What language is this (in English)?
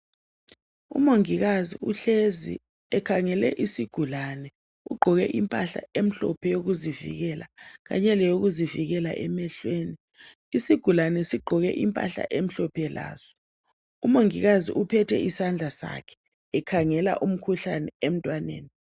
North Ndebele